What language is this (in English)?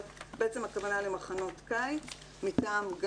Hebrew